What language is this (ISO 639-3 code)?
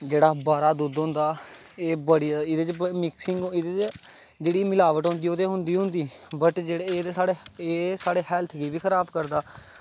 doi